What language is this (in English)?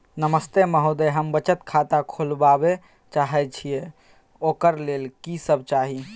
Maithili